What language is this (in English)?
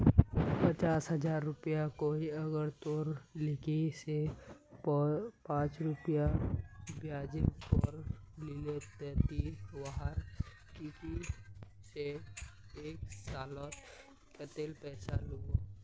Magahi